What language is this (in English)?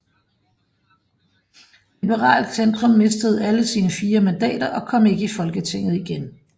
Danish